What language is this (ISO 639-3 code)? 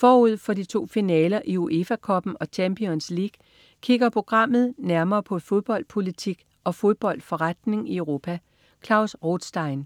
dan